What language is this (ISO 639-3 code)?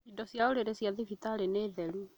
kik